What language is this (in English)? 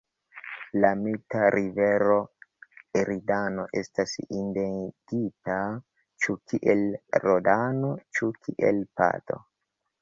Esperanto